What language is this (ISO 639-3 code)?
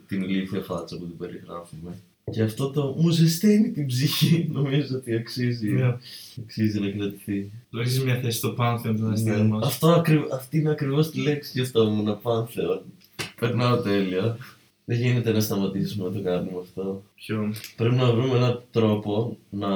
ell